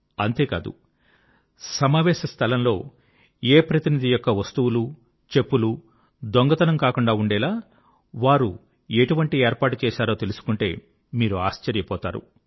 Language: Telugu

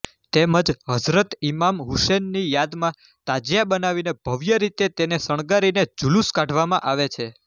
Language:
Gujarati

